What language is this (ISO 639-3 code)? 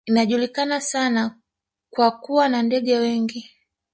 swa